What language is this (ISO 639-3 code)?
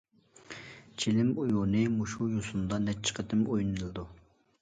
uig